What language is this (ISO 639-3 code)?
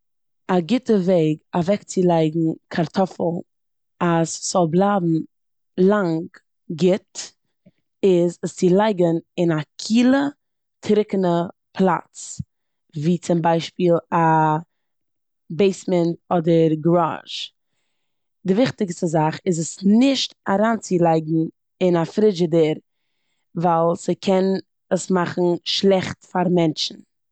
yid